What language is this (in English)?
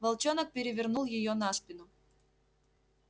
Russian